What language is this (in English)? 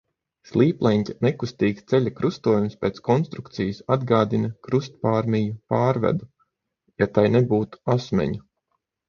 Latvian